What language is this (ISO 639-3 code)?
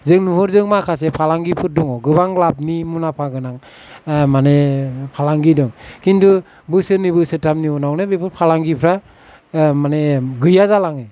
brx